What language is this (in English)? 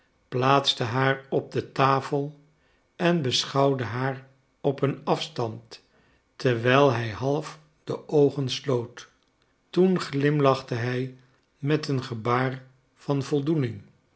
Dutch